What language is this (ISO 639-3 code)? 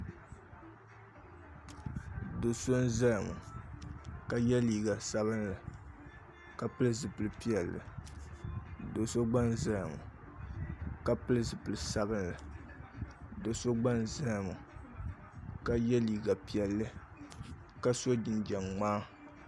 dag